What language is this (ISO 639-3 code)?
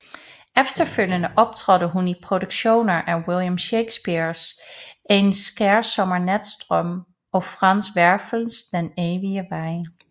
dan